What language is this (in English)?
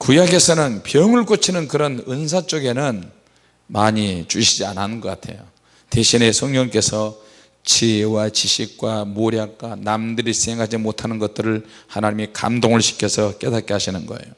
Korean